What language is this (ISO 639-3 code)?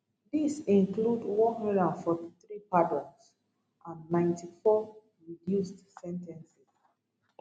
pcm